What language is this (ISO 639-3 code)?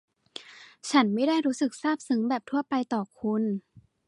tha